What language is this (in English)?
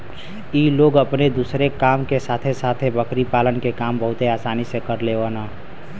Bhojpuri